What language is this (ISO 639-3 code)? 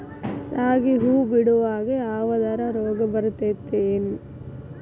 kan